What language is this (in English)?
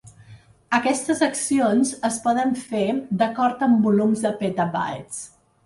Catalan